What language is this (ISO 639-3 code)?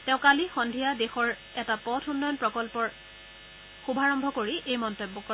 asm